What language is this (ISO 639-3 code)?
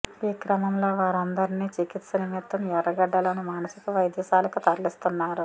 tel